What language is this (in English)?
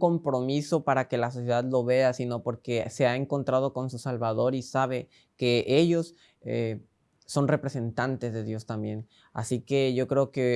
Spanish